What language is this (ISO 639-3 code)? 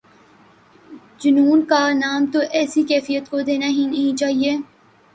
urd